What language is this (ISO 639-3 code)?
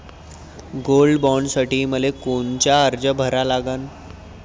mar